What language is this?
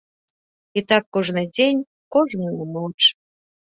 Belarusian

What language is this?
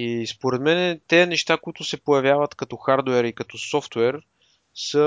Bulgarian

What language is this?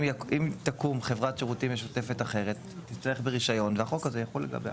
Hebrew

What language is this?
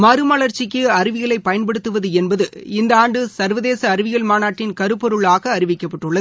Tamil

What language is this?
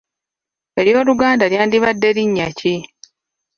Ganda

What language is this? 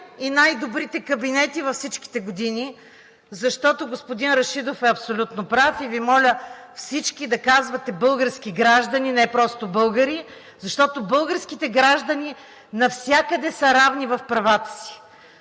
Bulgarian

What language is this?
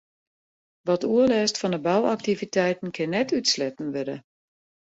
Western Frisian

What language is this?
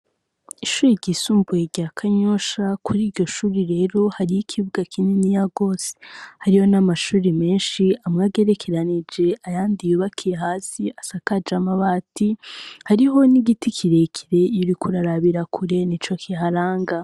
Rundi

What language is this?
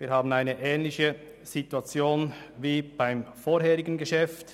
Swiss German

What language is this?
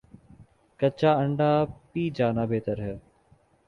Urdu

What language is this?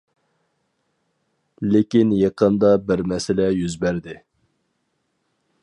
Uyghur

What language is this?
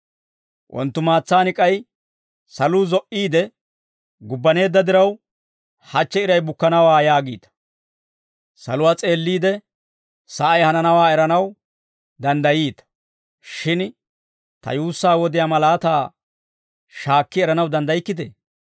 Dawro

